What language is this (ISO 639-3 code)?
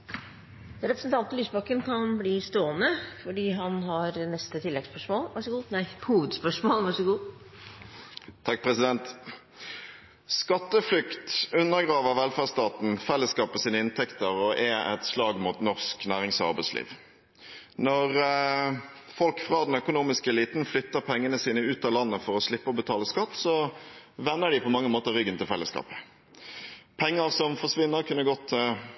nor